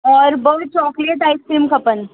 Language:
Sindhi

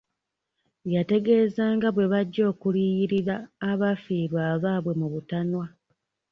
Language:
Ganda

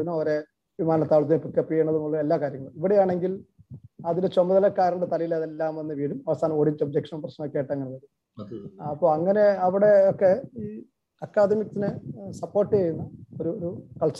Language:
Malayalam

